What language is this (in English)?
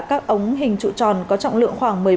Vietnamese